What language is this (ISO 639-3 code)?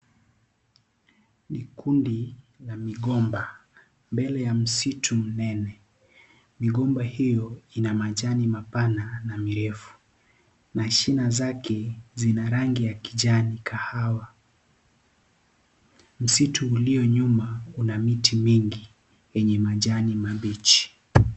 swa